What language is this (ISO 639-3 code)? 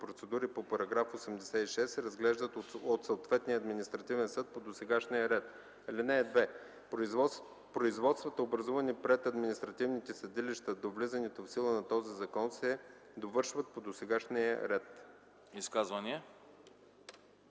bul